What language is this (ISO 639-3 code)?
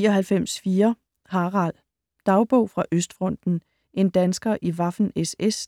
dan